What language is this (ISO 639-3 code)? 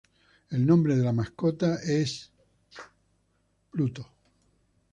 spa